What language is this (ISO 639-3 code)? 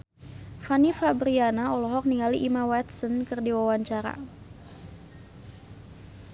sun